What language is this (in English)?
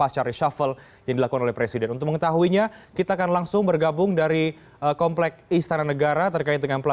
Indonesian